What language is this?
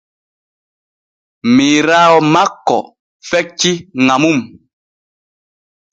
Borgu Fulfulde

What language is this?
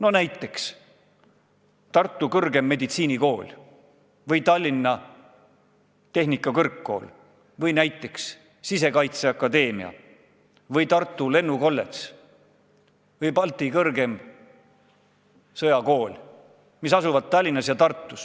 Estonian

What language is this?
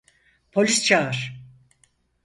Turkish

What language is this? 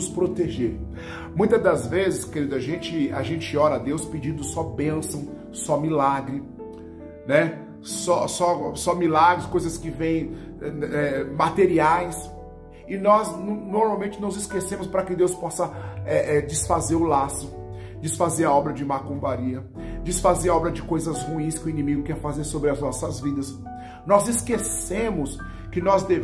Portuguese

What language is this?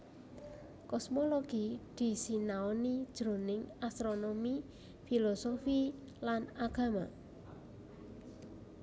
Javanese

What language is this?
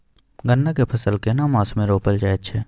Maithili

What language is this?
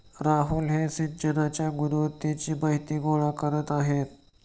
Marathi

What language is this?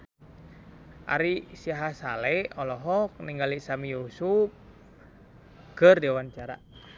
Sundanese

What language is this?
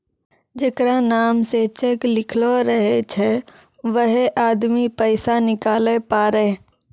Maithili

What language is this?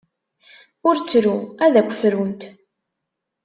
Kabyle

